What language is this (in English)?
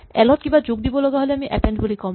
Assamese